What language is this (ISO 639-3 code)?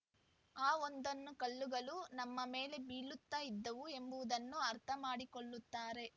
kan